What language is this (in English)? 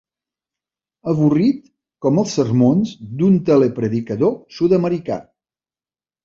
Catalan